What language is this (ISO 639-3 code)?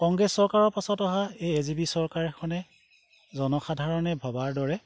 asm